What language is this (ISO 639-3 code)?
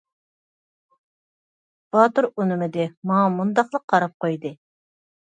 uig